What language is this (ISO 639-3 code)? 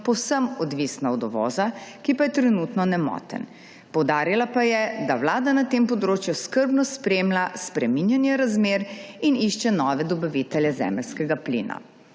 slv